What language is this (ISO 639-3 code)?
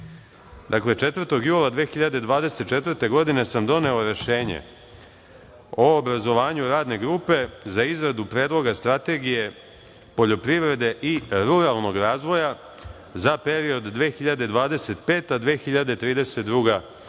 srp